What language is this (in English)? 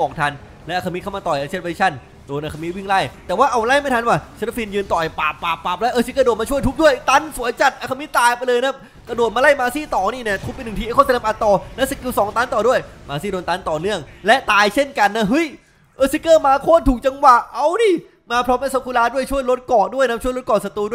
Thai